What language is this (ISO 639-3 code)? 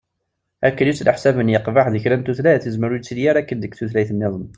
kab